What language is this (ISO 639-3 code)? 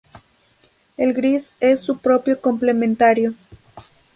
spa